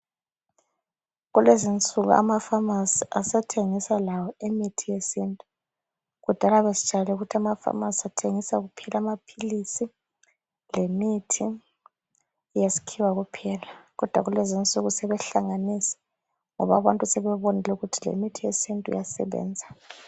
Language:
North Ndebele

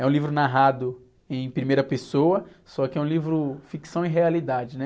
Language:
Portuguese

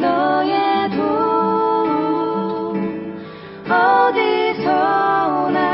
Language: Korean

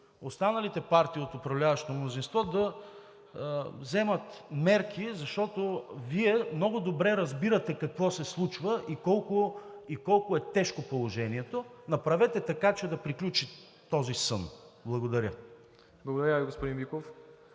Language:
Bulgarian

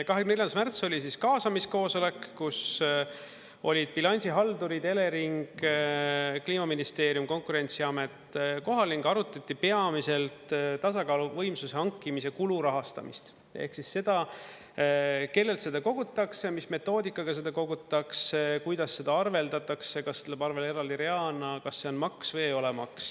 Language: Estonian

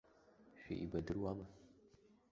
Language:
Abkhazian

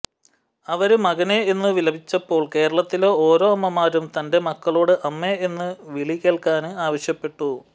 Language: Malayalam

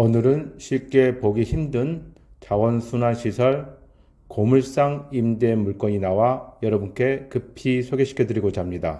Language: Korean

